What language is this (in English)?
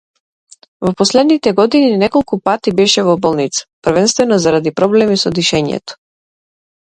Macedonian